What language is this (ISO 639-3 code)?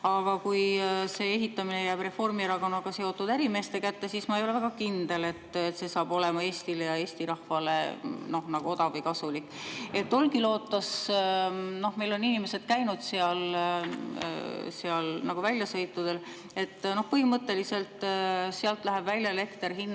est